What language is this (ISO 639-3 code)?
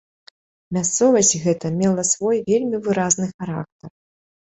bel